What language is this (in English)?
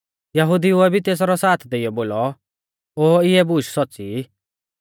Mahasu Pahari